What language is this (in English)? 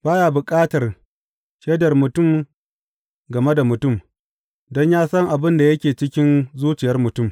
Hausa